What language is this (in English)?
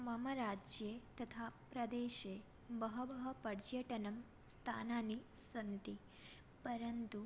Sanskrit